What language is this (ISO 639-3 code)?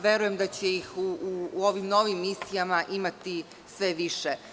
srp